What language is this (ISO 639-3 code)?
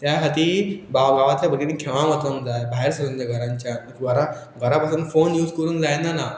kok